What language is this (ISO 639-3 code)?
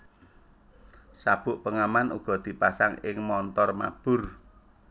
jav